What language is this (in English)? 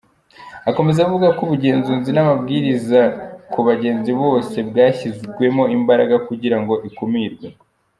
Kinyarwanda